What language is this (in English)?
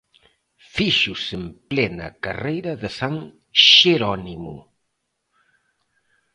Galician